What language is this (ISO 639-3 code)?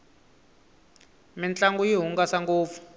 tso